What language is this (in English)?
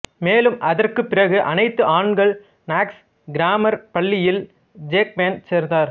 Tamil